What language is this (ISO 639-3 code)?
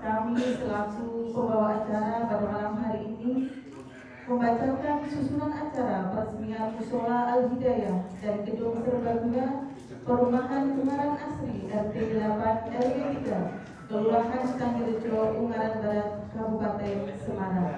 ind